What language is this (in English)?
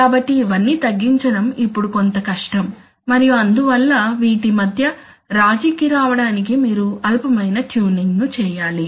Telugu